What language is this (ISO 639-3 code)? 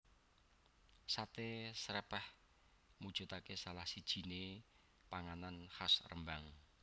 jav